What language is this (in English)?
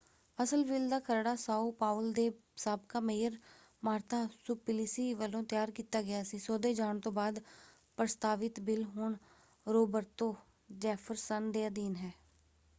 Punjabi